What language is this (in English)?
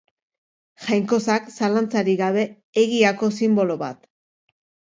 Basque